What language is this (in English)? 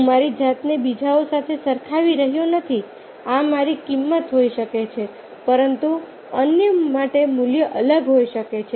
Gujarati